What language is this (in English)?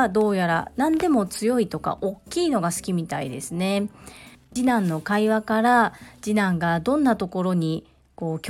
Japanese